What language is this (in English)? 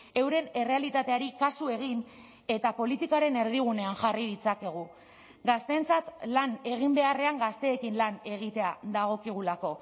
Basque